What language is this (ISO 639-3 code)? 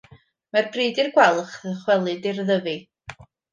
cym